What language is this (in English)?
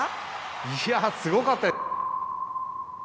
Japanese